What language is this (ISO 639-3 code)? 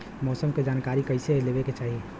bho